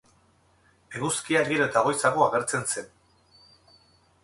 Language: Basque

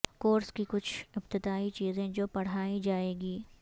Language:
Urdu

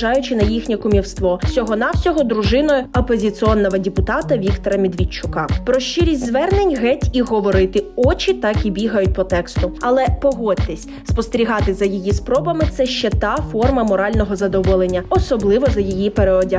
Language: Ukrainian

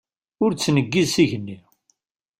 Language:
Kabyle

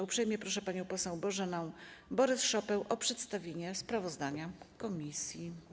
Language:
Polish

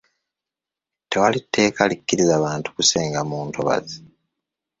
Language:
Ganda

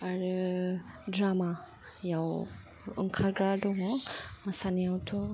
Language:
Bodo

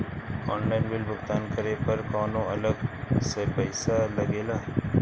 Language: Bhojpuri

